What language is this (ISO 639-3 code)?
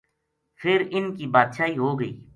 gju